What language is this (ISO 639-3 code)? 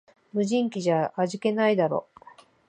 jpn